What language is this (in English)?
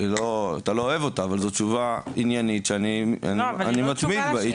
Hebrew